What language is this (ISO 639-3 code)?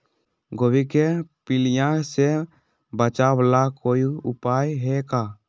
mag